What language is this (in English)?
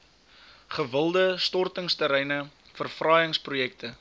Afrikaans